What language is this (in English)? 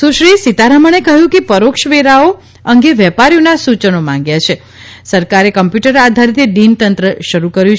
Gujarati